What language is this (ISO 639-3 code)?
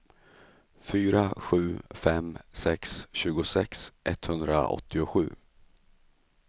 swe